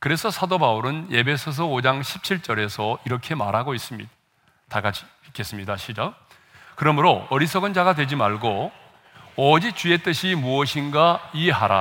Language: Korean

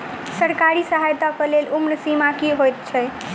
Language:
Maithili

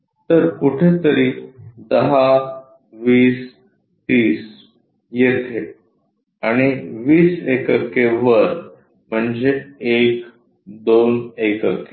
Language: Marathi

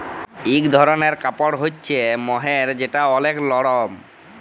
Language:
Bangla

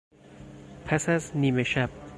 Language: Persian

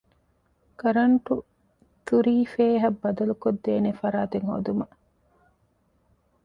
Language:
Divehi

